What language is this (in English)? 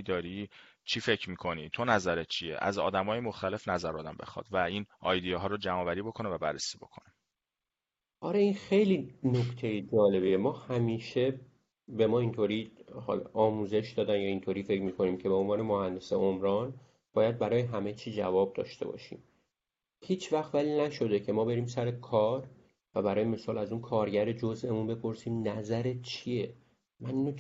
Persian